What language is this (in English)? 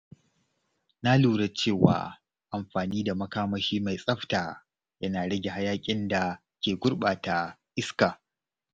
Hausa